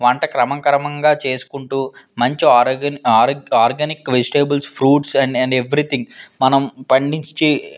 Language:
Telugu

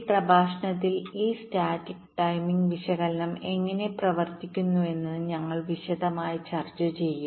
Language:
Malayalam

